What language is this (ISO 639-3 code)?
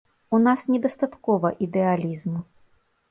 bel